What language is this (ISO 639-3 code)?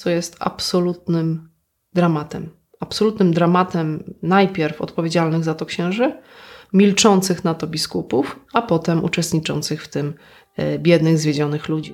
pol